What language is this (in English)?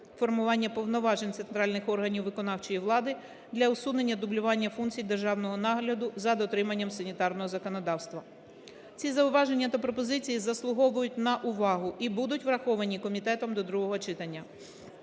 Ukrainian